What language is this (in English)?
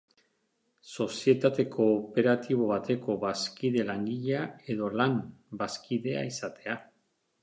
Basque